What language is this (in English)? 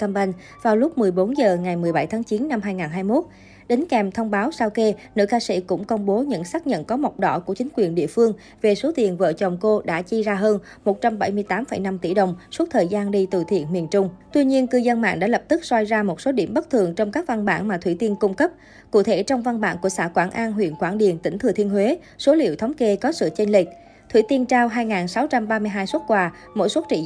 Vietnamese